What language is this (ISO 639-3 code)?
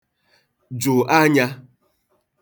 ibo